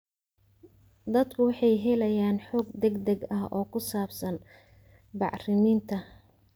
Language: Somali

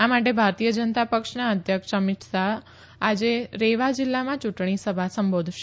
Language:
Gujarati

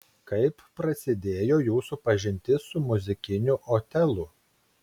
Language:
Lithuanian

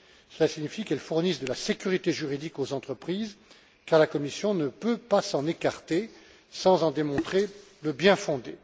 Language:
French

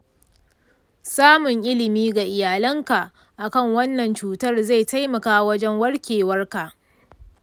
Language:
Hausa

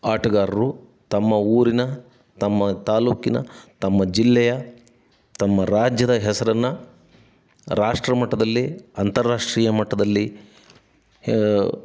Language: Kannada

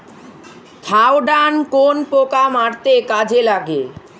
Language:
Bangla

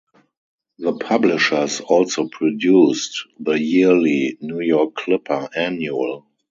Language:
English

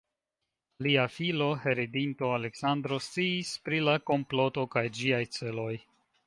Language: Esperanto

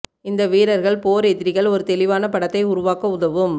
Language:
Tamil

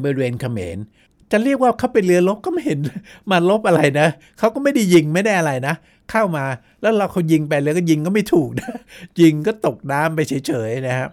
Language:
Thai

